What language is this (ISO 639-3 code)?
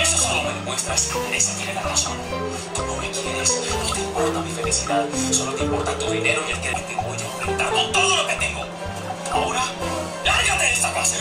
ron